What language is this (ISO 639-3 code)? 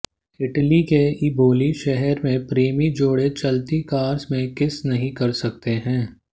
hin